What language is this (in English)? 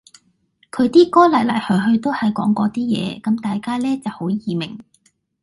Cantonese